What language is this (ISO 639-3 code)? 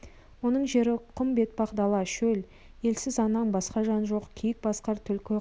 kaz